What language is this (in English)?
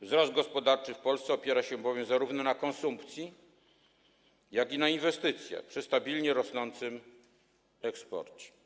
Polish